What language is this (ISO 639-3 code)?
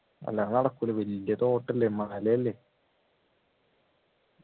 mal